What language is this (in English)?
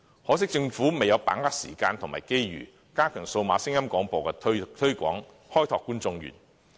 Cantonese